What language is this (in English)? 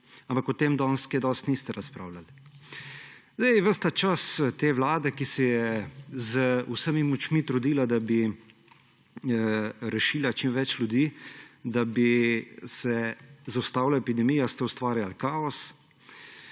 Slovenian